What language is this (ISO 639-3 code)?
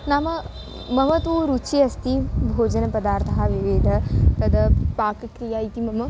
san